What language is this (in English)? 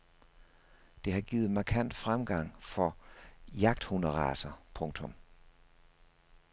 Danish